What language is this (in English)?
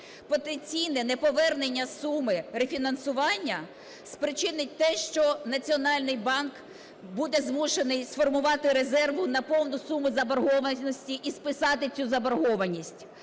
Ukrainian